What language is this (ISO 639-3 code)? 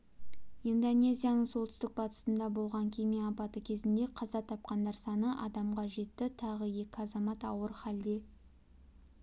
kaz